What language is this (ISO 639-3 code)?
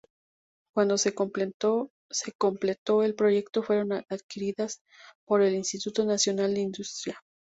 spa